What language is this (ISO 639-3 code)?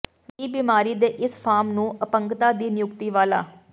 pan